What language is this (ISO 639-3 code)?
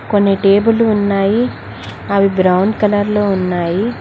tel